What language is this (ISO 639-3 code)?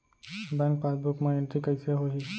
hne